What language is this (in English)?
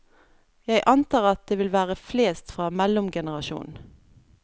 Norwegian